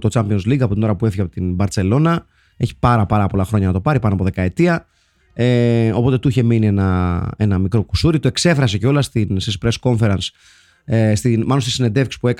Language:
Greek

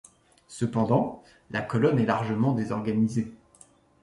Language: French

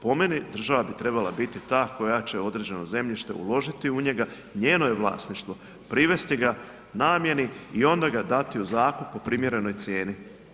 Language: Croatian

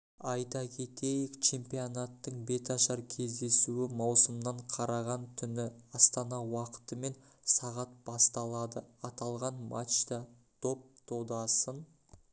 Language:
Kazakh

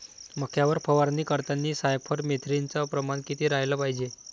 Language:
Marathi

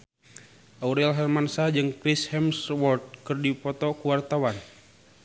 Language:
Sundanese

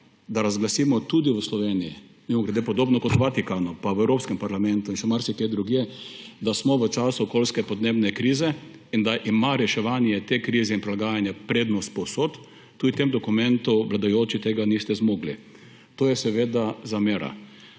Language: Slovenian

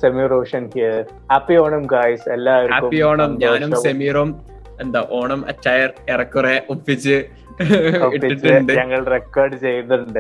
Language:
Malayalam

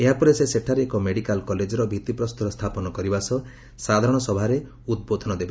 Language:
Odia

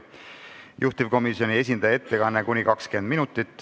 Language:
Estonian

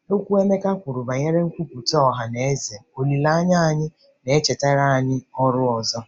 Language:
Igbo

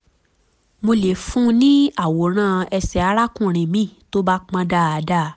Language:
Yoruba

